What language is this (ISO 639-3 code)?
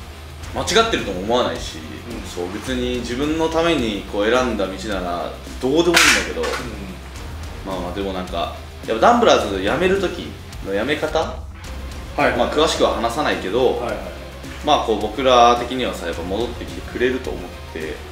jpn